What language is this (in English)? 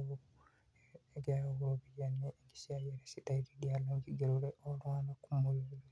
Masai